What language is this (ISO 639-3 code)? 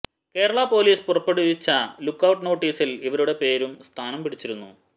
mal